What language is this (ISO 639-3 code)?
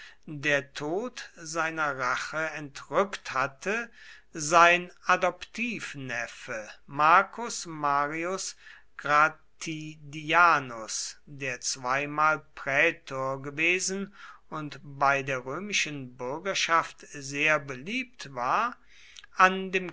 deu